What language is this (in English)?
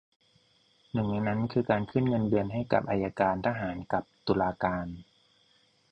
Thai